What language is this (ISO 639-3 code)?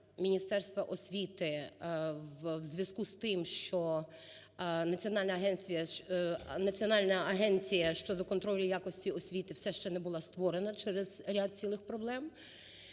ukr